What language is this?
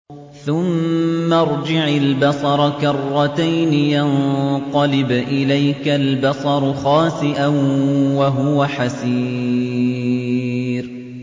Arabic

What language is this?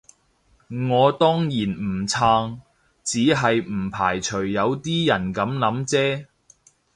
Cantonese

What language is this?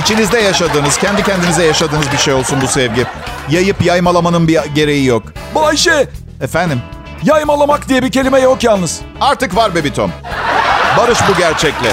Turkish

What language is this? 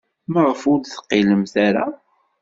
Kabyle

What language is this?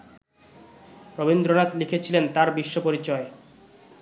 Bangla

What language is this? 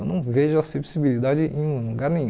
Portuguese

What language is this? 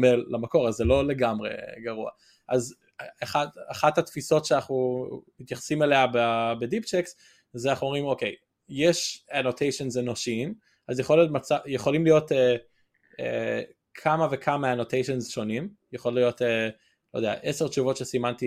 Hebrew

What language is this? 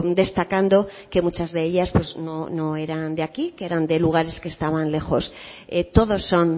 Spanish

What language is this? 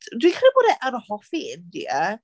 Welsh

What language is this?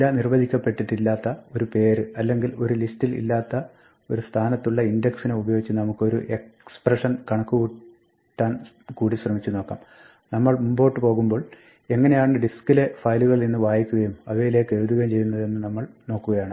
Malayalam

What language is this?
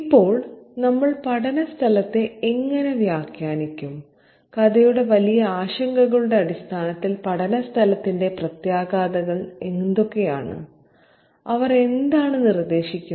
Malayalam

